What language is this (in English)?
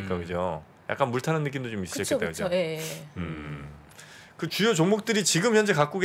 Korean